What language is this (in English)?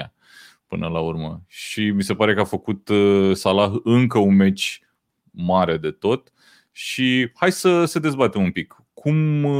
Romanian